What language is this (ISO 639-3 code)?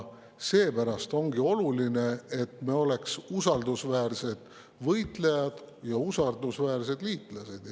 est